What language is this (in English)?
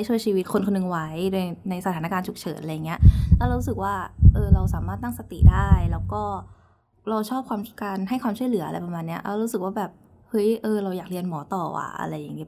Thai